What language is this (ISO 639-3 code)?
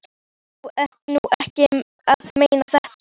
isl